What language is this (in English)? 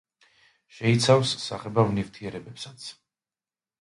Georgian